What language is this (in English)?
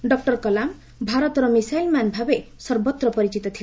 Odia